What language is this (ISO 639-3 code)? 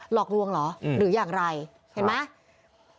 tha